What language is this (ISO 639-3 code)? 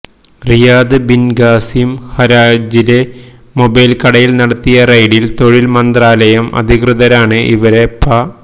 mal